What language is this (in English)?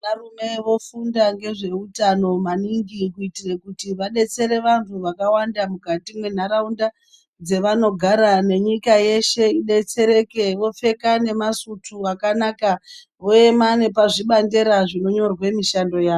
Ndau